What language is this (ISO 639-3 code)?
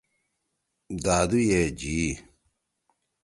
trw